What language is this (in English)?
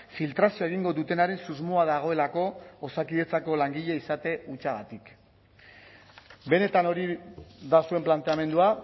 Basque